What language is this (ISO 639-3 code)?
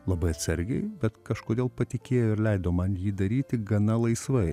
lit